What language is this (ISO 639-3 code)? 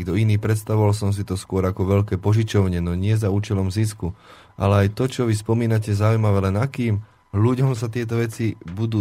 slk